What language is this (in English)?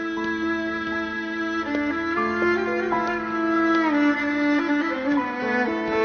Turkish